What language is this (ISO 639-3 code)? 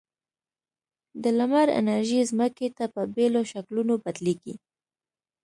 pus